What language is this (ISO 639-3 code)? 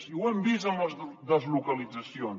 cat